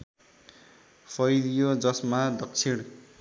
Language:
Nepali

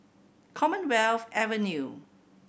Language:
English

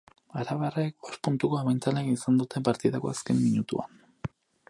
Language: Basque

